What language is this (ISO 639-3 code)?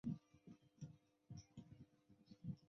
zho